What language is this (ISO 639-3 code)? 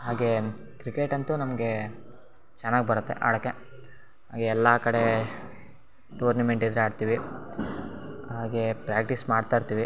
kan